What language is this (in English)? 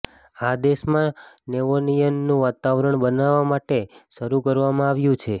Gujarati